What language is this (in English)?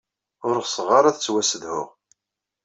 Kabyle